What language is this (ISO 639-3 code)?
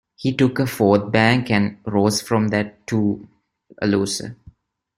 eng